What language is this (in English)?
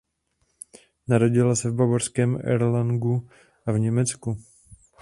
Czech